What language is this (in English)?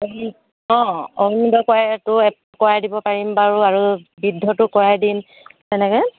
Assamese